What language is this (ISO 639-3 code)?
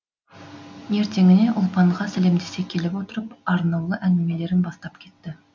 kaz